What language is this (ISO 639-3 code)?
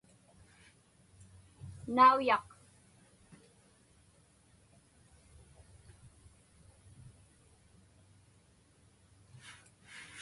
ipk